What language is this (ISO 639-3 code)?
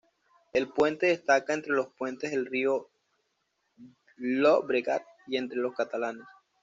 spa